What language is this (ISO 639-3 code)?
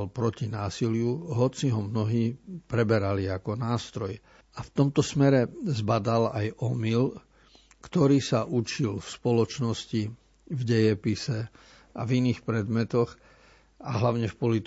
slk